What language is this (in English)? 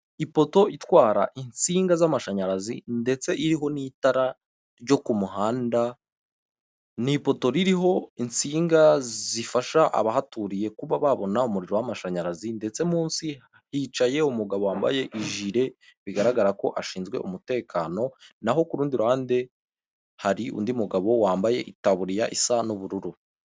Kinyarwanda